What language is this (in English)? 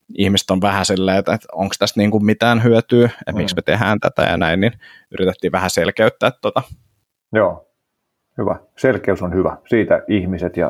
Finnish